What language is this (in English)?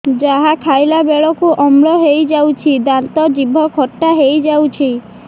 Odia